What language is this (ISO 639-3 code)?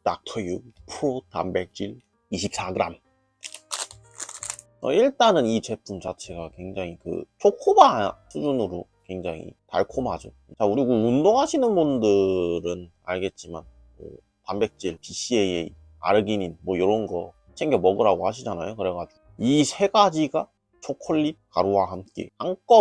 kor